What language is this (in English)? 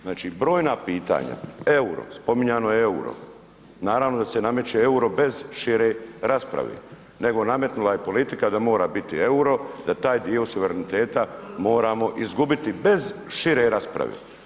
Croatian